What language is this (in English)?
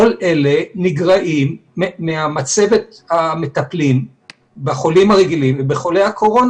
Hebrew